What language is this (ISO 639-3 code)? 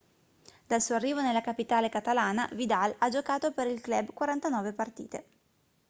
ita